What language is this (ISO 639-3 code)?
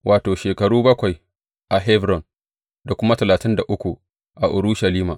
hau